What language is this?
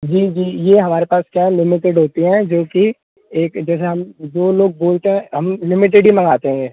Hindi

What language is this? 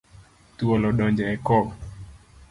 Luo (Kenya and Tanzania)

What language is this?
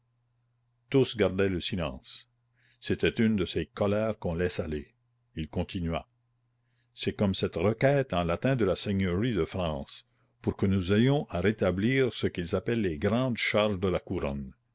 French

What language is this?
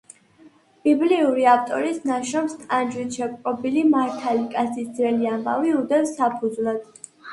Georgian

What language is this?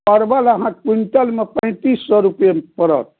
Maithili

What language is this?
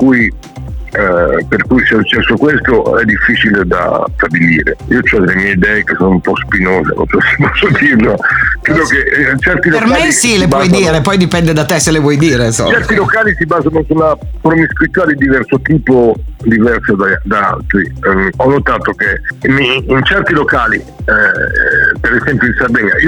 Italian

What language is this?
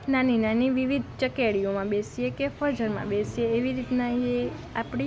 Gujarati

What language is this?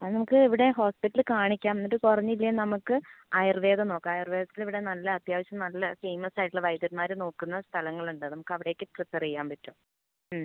Malayalam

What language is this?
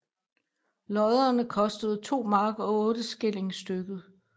Danish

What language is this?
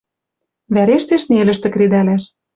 Western Mari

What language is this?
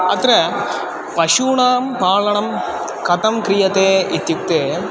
Sanskrit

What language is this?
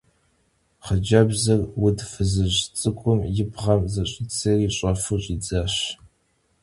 Kabardian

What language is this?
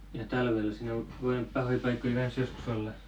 Finnish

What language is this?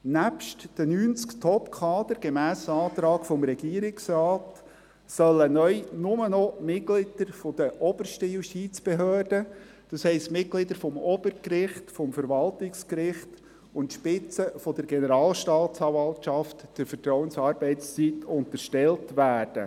Swiss German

